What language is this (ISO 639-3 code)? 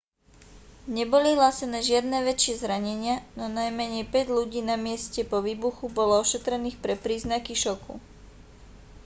slk